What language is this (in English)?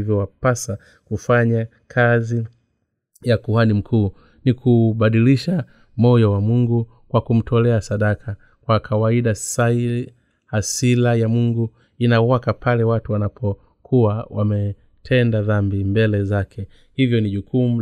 Swahili